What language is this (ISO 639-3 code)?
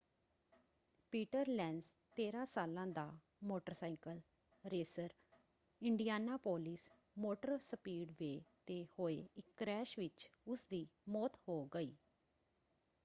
pan